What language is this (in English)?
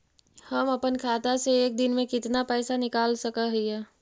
Magahi